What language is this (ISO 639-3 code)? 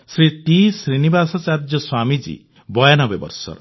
ori